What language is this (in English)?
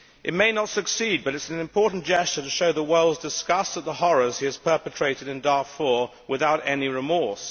English